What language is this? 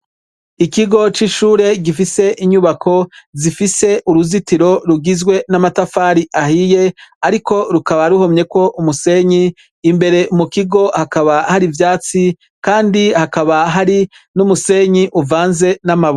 Rundi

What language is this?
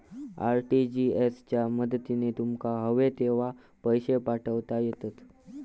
Marathi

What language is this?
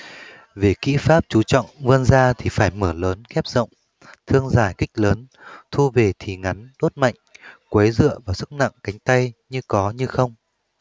Vietnamese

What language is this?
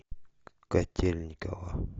Russian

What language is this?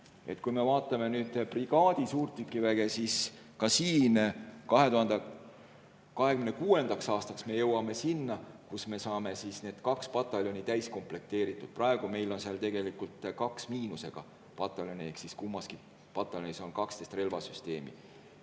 Estonian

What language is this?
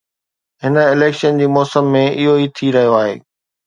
Sindhi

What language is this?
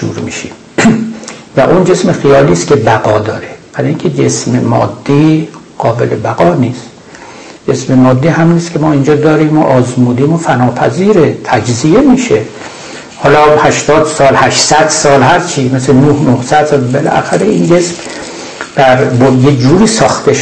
Persian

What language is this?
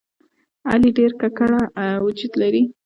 Pashto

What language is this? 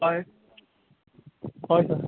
Konkani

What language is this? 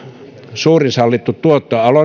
Finnish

